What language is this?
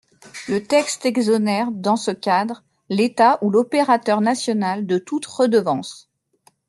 French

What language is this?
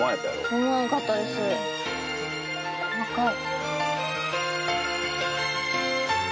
Japanese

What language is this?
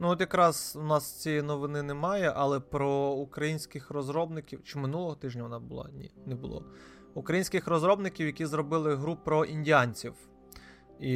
Ukrainian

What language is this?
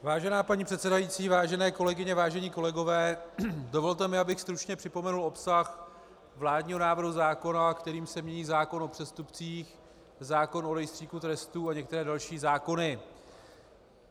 Czech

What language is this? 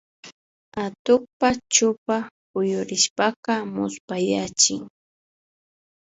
Imbabura Highland Quichua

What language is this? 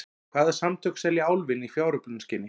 Icelandic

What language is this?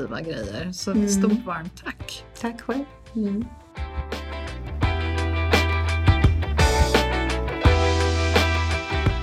Swedish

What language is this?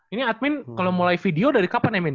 Indonesian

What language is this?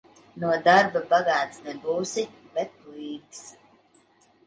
Latvian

